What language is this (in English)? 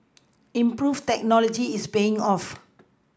English